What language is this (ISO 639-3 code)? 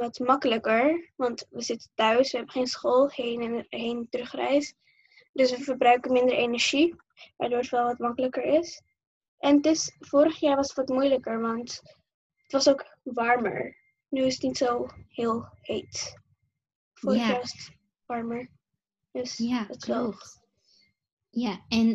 nld